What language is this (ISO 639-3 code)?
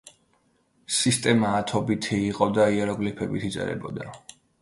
kat